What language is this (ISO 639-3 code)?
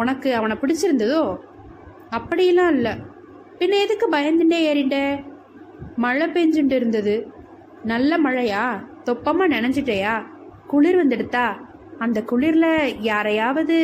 tam